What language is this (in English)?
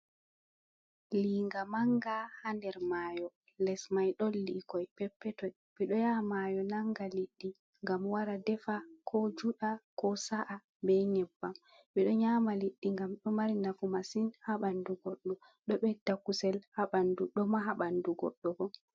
Fula